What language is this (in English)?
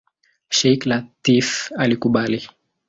Swahili